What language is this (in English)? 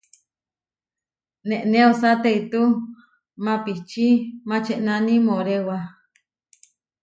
Huarijio